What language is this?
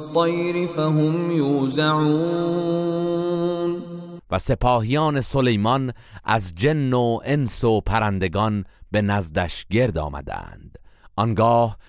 Persian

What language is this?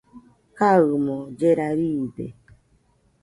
Nüpode Huitoto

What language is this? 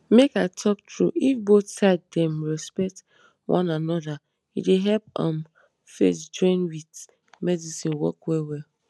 Nigerian Pidgin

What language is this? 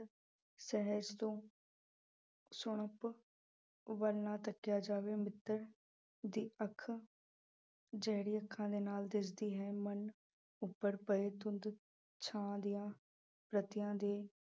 Punjabi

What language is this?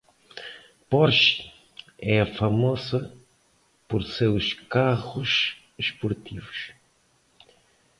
Portuguese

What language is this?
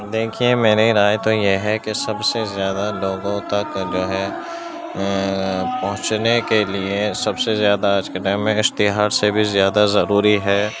Urdu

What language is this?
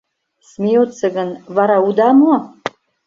Mari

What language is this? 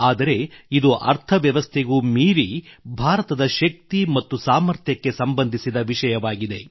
Kannada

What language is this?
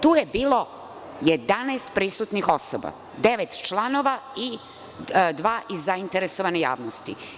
Serbian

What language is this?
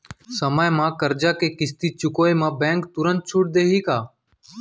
Chhattisgarhi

